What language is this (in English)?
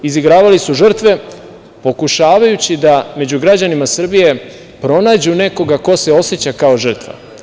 Serbian